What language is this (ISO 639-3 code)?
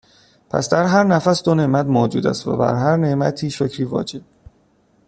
fas